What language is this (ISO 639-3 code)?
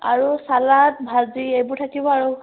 asm